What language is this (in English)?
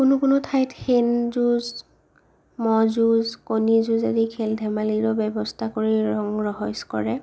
Assamese